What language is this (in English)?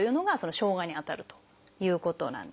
Japanese